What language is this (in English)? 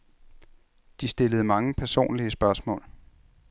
Danish